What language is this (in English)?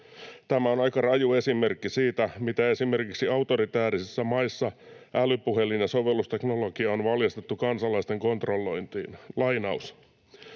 Finnish